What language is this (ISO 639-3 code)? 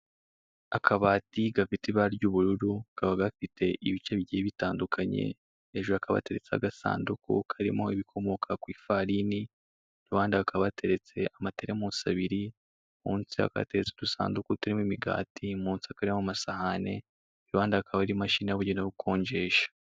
kin